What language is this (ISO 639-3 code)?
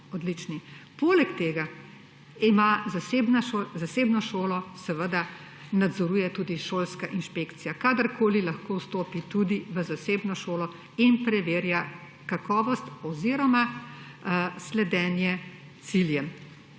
slv